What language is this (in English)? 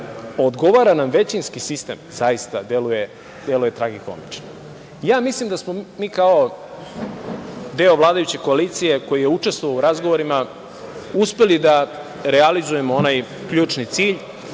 Serbian